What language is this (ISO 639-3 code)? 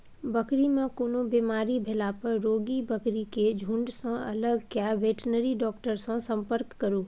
mai